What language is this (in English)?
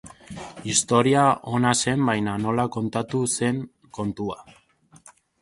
Basque